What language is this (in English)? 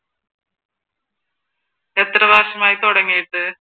Malayalam